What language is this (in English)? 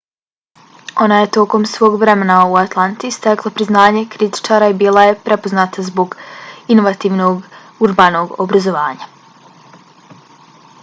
Bosnian